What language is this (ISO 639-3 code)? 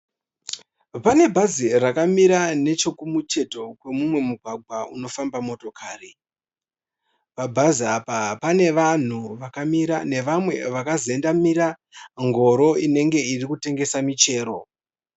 sna